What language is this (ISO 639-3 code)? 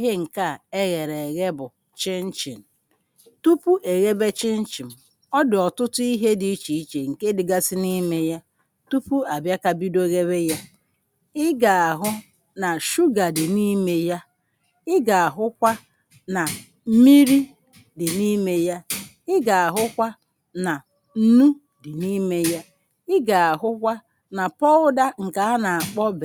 ibo